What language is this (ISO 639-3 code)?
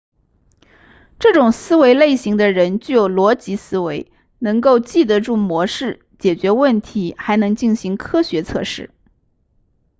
zho